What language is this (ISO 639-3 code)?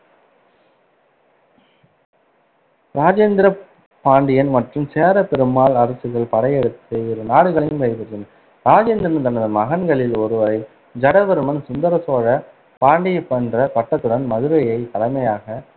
tam